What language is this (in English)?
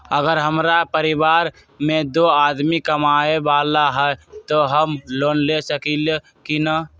Magahi